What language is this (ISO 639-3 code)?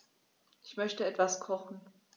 deu